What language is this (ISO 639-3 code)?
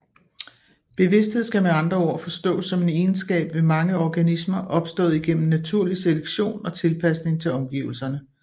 dan